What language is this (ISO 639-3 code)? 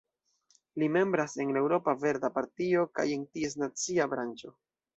epo